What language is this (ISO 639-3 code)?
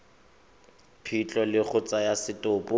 tsn